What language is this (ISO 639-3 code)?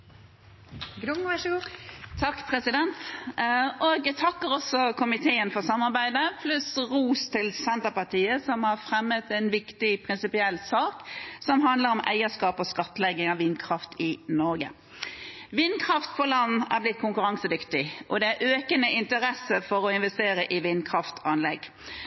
nob